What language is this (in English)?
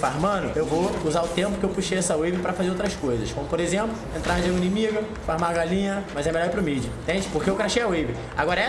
Portuguese